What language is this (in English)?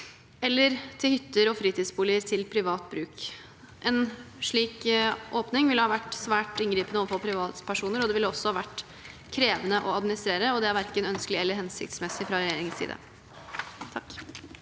Norwegian